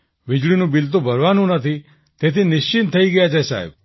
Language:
Gujarati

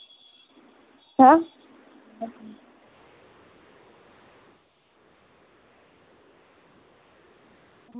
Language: Dogri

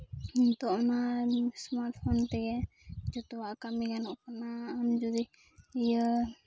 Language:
Santali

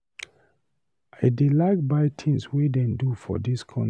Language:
Nigerian Pidgin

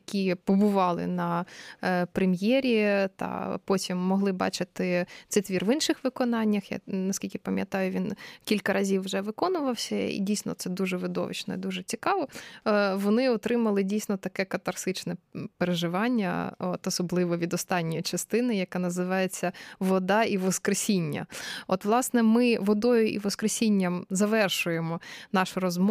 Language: Ukrainian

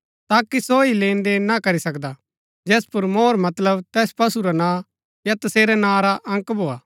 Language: Gaddi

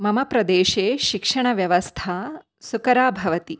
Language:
Sanskrit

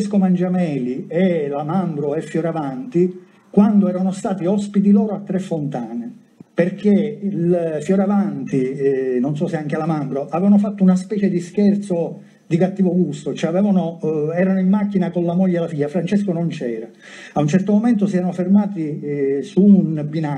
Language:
Italian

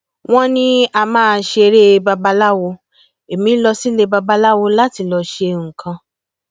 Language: Yoruba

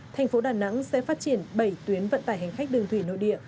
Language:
Vietnamese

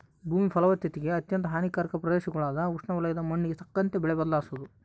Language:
Kannada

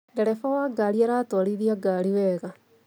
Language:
Kikuyu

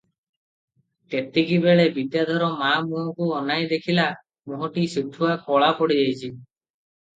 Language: Odia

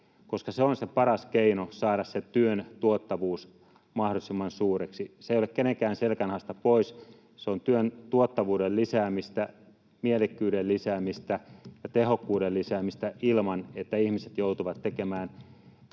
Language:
Finnish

